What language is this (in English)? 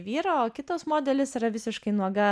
Lithuanian